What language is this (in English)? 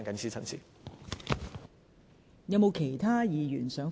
Cantonese